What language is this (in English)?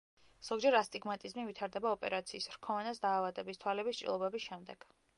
Georgian